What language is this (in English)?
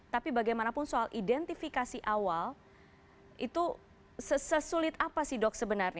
Indonesian